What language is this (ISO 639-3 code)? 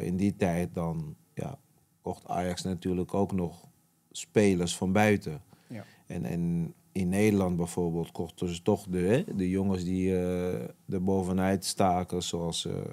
nld